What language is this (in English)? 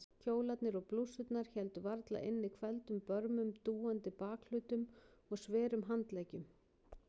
Icelandic